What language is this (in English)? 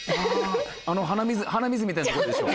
Japanese